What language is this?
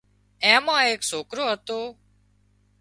Wadiyara Koli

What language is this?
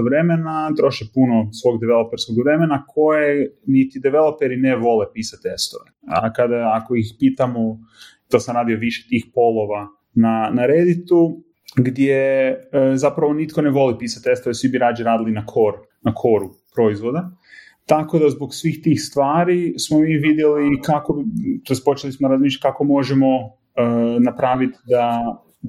Croatian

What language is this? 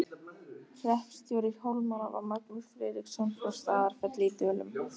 Icelandic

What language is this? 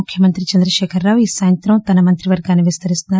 Telugu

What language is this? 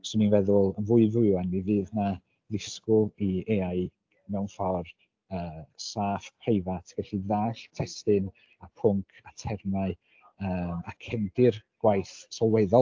Welsh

